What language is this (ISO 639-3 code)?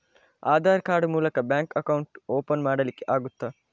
kan